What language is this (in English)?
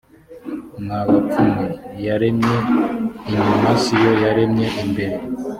Kinyarwanda